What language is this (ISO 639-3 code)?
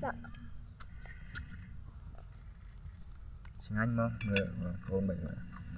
vie